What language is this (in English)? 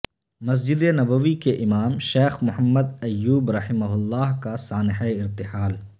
Urdu